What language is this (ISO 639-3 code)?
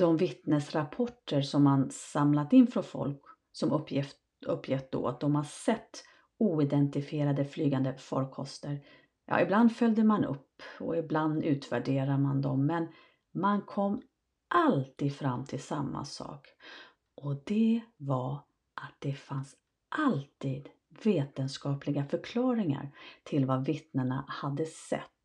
swe